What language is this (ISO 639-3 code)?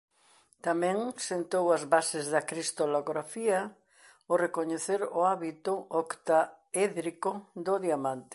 glg